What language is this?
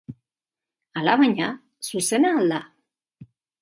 Basque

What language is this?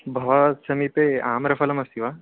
Sanskrit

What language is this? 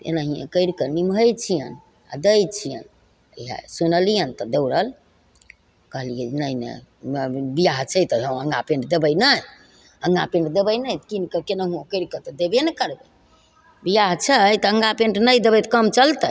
Maithili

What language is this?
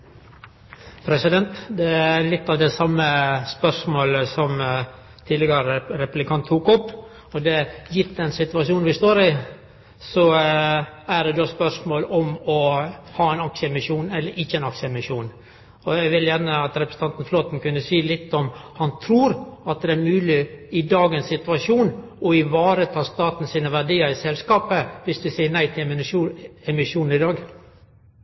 Norwegian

